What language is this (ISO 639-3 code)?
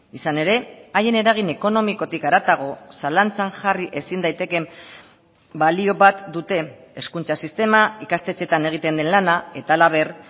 eus